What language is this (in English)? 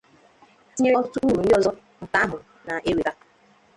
Igbo